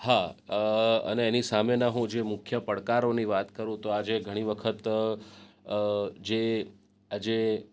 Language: Gujarati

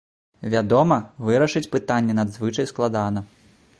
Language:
Belarusian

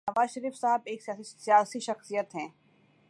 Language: Urdu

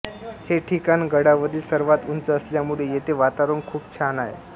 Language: Marathi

